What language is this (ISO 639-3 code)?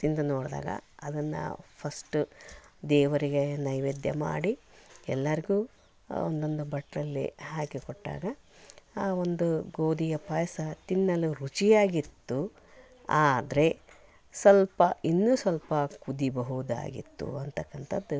kan